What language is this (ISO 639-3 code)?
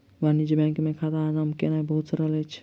mai